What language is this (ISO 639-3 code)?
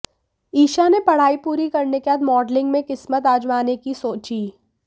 hin